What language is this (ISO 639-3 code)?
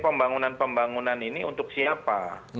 ind